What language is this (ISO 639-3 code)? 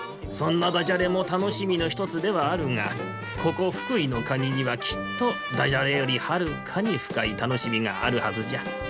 jpn